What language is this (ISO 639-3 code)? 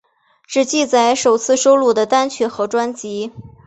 zho